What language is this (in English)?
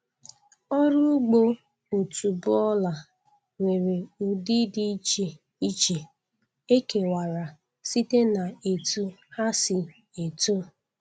Igbo